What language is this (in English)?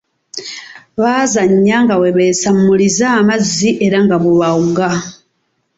Ganda